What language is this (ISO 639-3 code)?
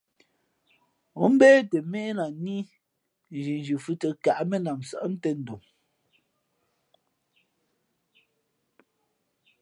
fmp